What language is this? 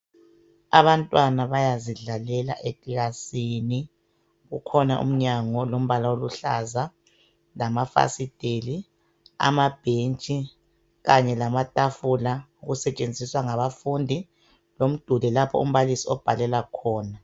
North Ndebele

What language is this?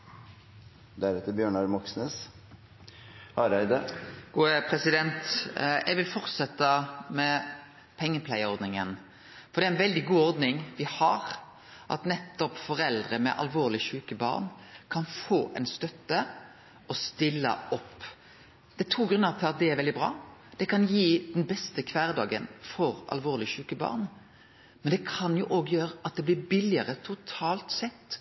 Norwegian Nynorsk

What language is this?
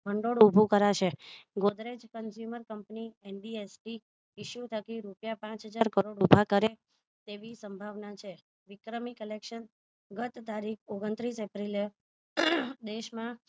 Gujarati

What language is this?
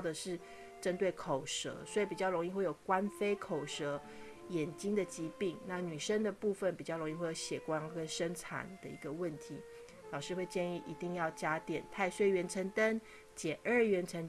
Chinese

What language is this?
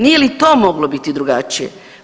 Croatian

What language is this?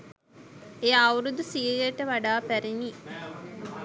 Sinhala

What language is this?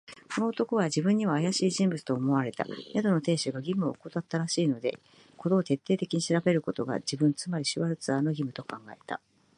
Japanese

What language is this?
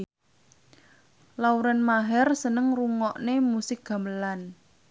Javanese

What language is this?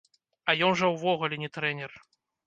Belarusian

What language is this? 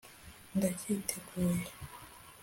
Kinyarwanda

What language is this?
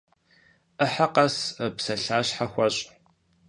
Kabardian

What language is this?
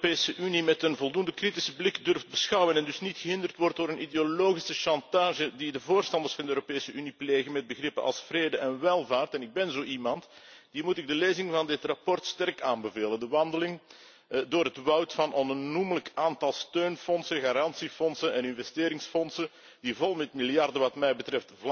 Dutch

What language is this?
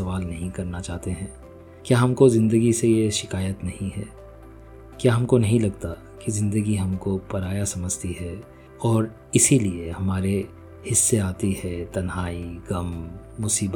Hindi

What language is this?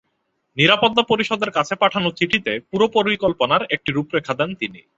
Bangla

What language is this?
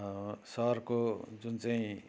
Nepali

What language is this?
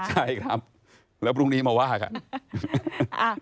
Thai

